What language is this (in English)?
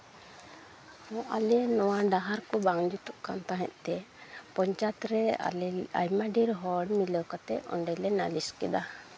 Santali